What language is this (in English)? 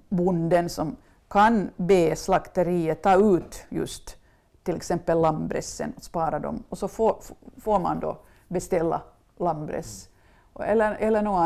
Swedish